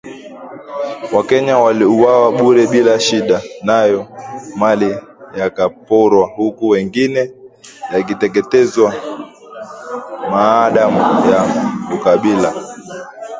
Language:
Swahili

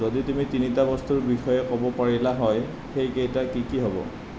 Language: Assamese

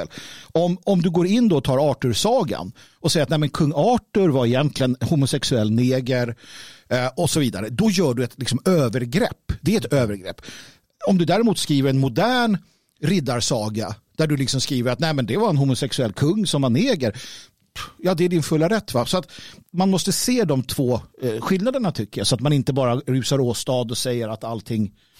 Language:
Swedish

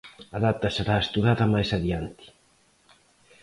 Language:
Galician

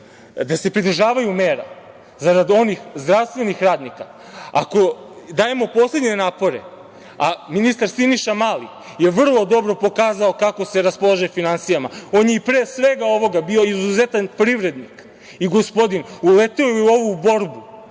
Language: Serbian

